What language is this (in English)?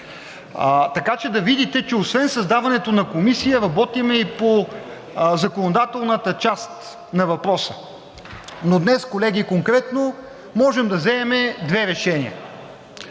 Bulgarian